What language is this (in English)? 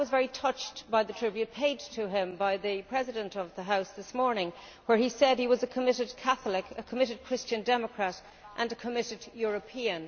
English